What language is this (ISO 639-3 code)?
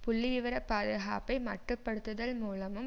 tam